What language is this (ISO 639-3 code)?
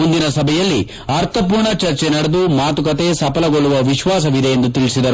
kan